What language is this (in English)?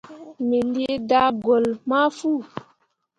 Mundang